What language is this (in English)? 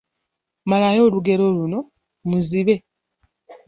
Ganda